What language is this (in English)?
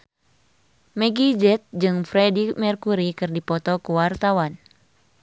Sundanese